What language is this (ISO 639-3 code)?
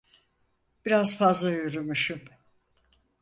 tur